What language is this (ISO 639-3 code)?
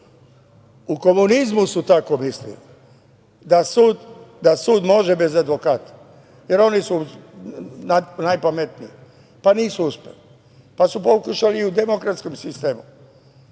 srp